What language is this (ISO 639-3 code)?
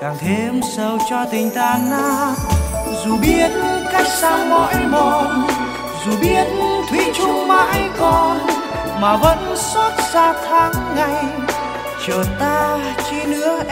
vie